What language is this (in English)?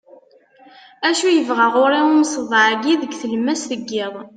Kabyle